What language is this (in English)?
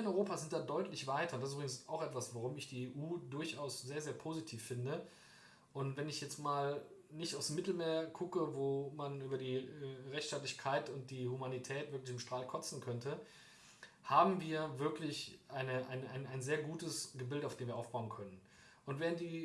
German